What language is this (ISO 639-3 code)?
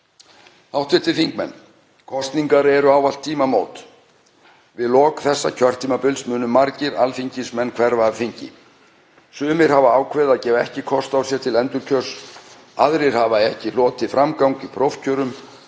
isl